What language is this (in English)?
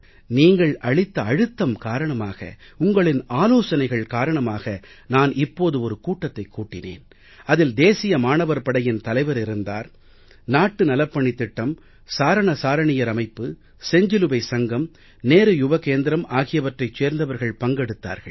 Tamil